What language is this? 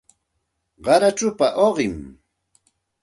Santa Ana de Tusi Pasco Quechua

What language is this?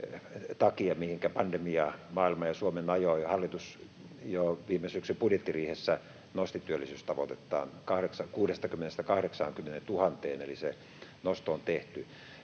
Finnish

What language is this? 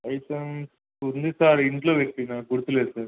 Telugu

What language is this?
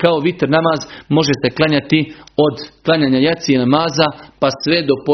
Croatian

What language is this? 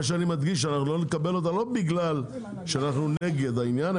Hebrew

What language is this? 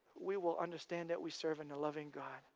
English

